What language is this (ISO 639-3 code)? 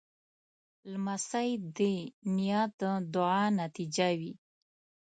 pus